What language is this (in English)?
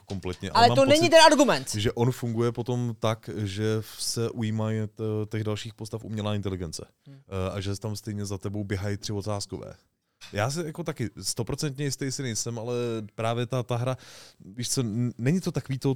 Czech